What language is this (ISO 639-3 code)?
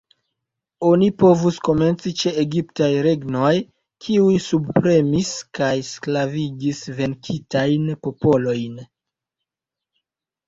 epo